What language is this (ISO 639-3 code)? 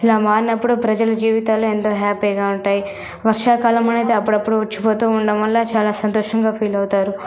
tel